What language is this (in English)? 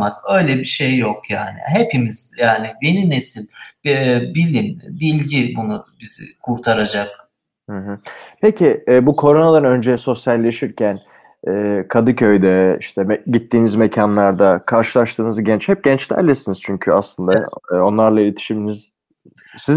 Turkish